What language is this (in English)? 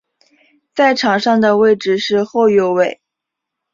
Chinese